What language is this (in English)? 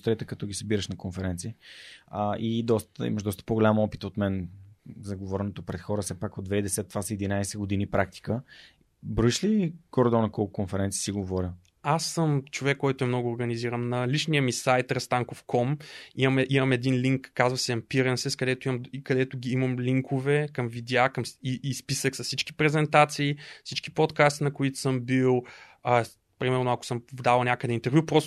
Bulgarian